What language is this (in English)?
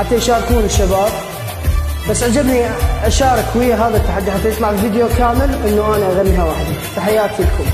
Arabic